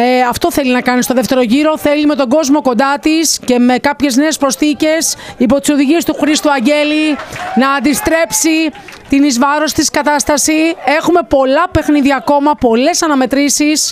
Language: Greek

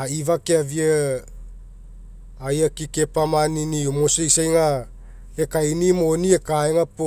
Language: Mekeo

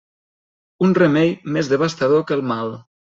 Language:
Catalan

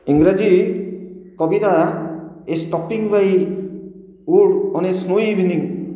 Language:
Odia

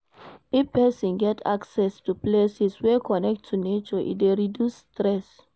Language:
Nigerian Pidgin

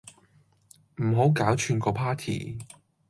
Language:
Cantonese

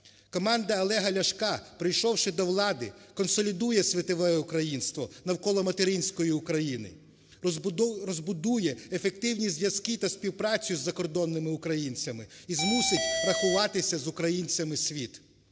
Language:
Ukrainian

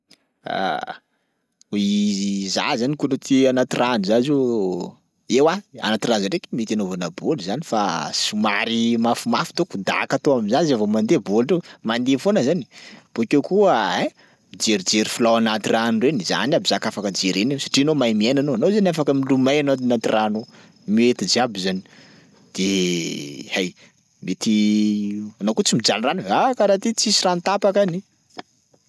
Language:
Sakalava Malagasy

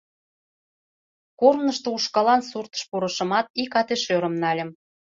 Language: Mari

